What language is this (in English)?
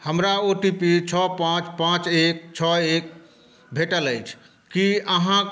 Maithili